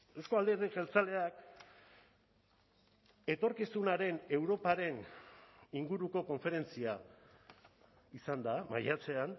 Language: Basque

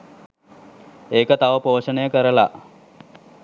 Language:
Sinhala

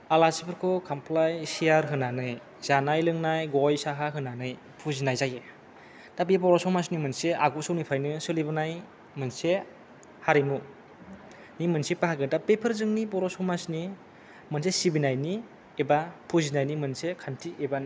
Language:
Bodo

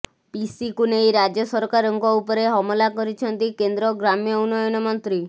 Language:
Odia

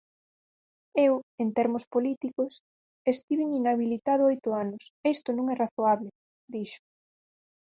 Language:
Galician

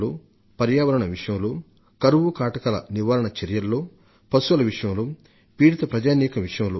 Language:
Telugu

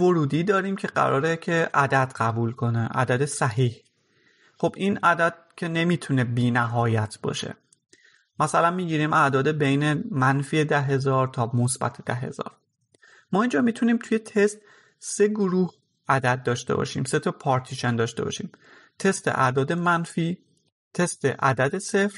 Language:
Persian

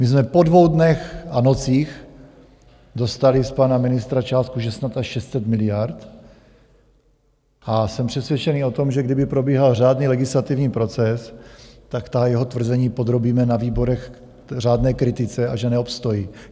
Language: Czech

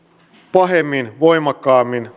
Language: Finnish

